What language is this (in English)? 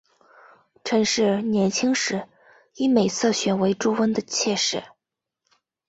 Chinese